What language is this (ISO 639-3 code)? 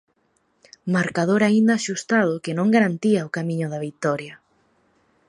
glg